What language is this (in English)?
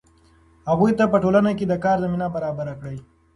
Pashto